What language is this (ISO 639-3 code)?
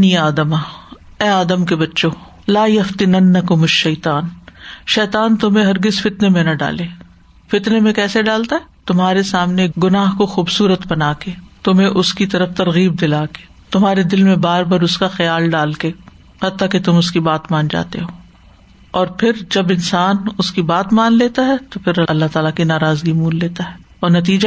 urd